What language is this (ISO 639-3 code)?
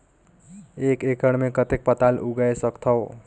hne